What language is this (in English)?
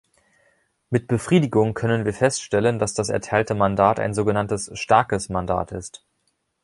German